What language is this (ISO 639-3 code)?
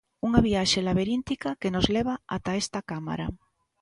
glg